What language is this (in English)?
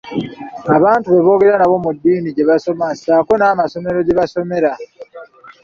Ganda